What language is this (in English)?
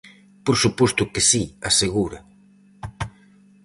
Galician